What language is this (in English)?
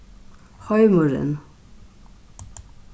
Faroese